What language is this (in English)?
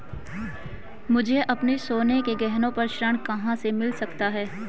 Hindi